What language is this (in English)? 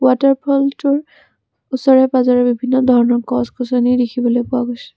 Assamese